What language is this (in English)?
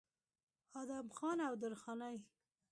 Pashto